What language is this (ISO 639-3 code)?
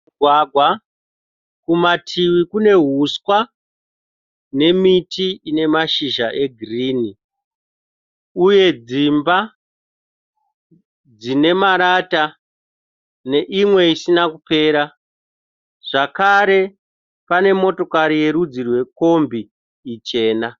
sna